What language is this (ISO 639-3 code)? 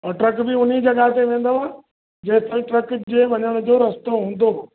snd